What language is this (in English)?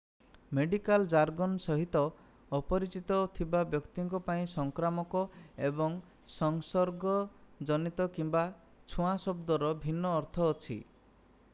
Odia